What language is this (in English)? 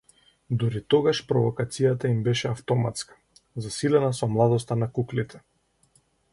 Macedonian